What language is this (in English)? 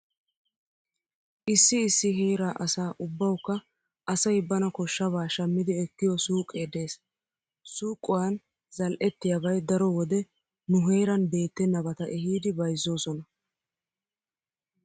Wolaytta